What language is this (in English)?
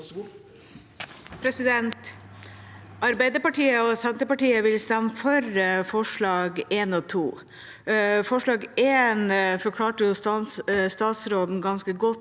Norwegian